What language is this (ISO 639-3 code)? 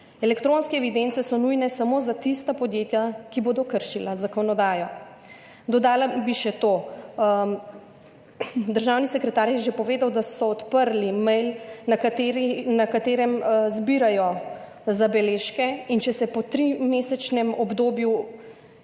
slv